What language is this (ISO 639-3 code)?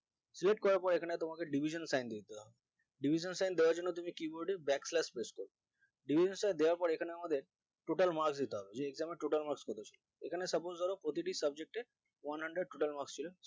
ben